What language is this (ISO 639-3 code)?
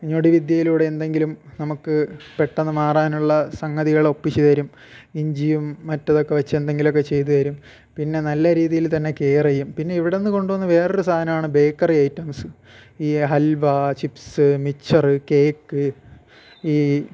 mal